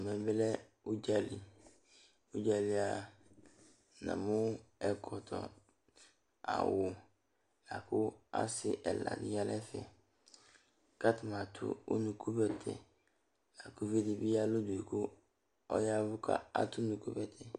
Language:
Ikposo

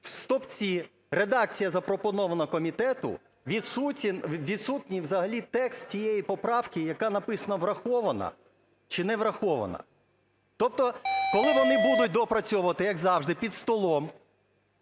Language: Ukrainian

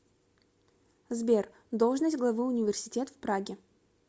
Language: Russian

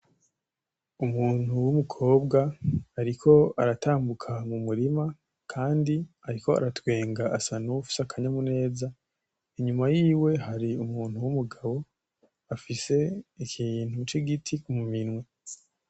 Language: Rundi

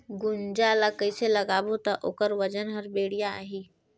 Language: Chhattisgarhi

